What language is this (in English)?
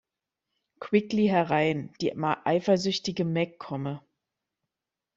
German